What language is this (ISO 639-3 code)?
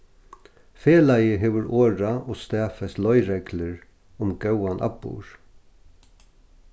fao